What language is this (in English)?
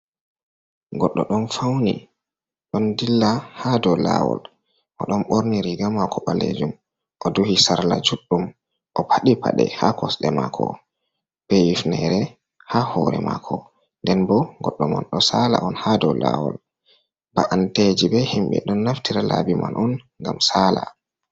Fula